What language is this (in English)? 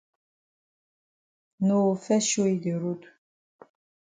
Cameroon Pidgin